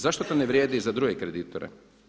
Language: Croatian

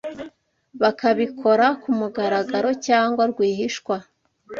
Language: Kinyarwanda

